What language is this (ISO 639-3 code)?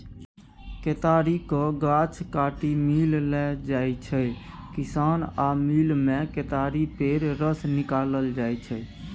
mai